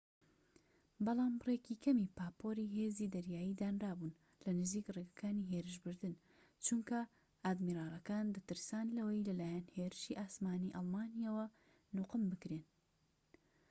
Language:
Central Kurdish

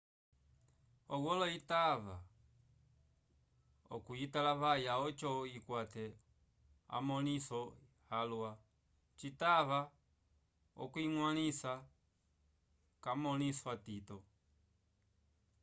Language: Umbundu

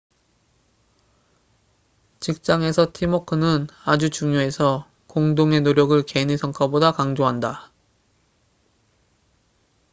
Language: Korean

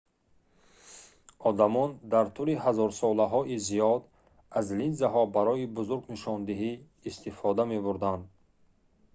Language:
Tajik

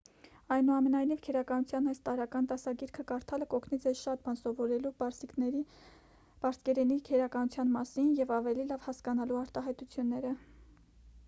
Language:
Armenian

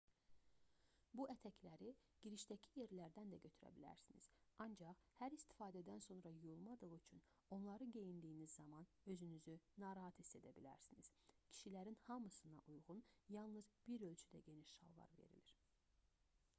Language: Azerbaijani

